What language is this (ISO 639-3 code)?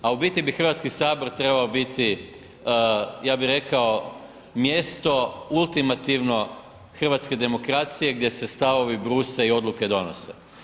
hrv